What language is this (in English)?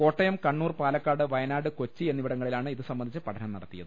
Malayalam